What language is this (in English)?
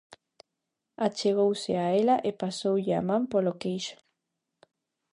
Galician